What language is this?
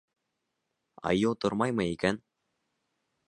Bashkir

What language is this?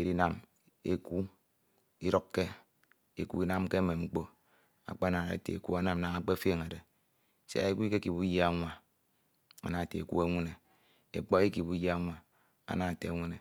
Ito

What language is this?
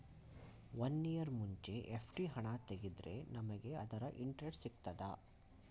Kannada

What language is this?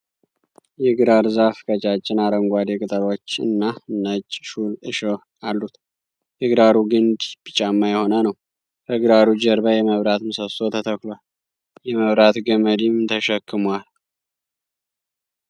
Amharic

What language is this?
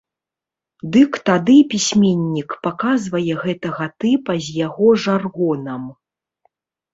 Belarusian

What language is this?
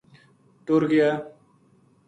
Gujari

